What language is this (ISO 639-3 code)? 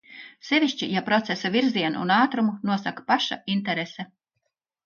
lav